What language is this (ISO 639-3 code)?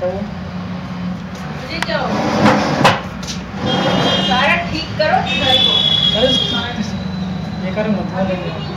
hin